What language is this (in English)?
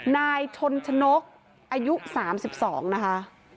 Thai